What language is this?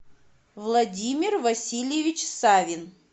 Russian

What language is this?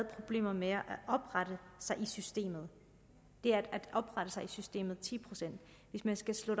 Danish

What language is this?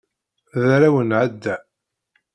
Kabyle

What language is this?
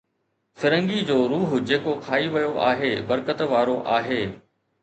Sindhi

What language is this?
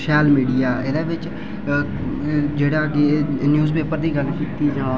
Dogri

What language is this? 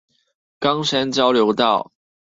Chinese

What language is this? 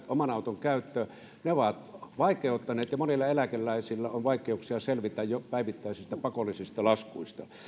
Finnish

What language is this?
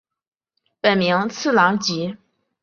Chinese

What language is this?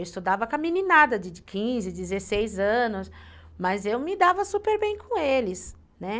Portuguese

